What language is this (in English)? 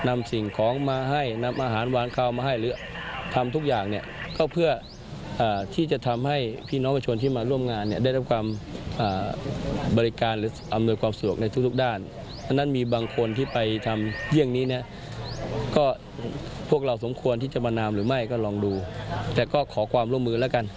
Thai